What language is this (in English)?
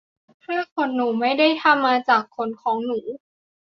Thai